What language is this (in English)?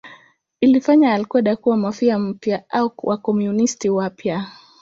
Swahili